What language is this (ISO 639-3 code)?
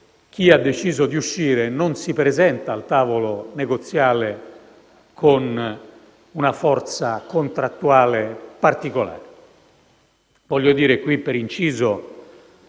ita